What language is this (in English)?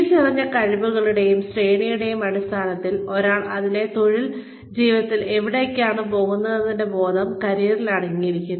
Malayalam